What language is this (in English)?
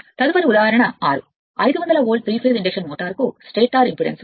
Telugu